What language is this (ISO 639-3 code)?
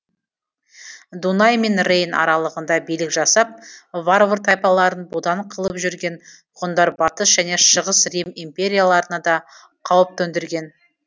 kaz